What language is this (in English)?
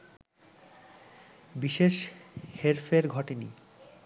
Bangla